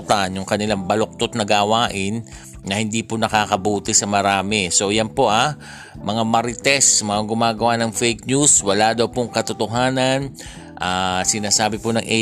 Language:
Filipino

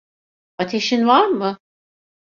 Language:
Turkish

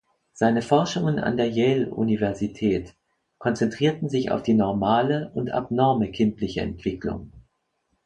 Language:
German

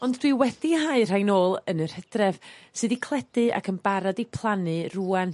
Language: Welsh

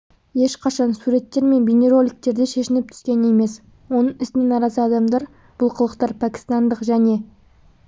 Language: Kazakh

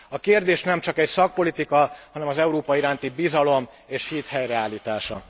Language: Hungarian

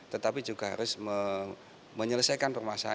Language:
Indonesian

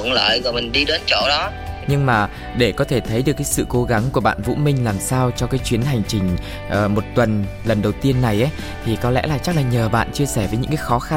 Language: Vietnamese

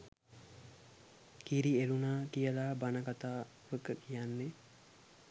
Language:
Sinhala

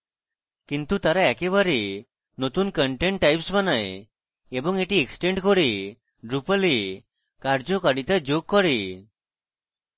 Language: Bangla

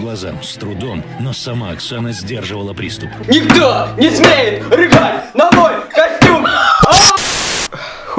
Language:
Russian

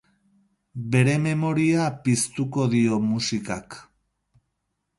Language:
Basque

